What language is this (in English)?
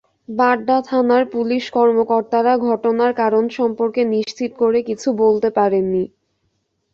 Bangla